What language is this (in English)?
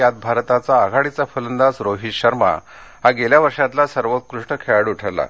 Marathi